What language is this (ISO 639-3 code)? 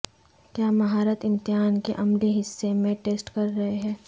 urd